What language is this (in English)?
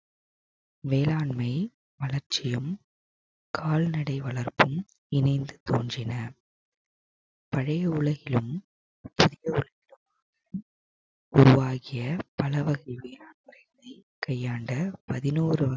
Tamil